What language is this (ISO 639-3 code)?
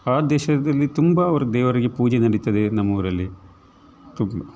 kan